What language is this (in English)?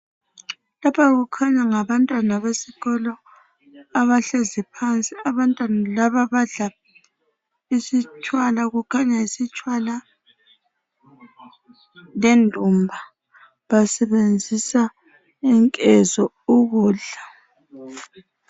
North Ndebele